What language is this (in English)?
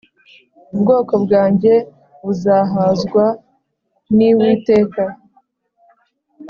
Kinyarwanda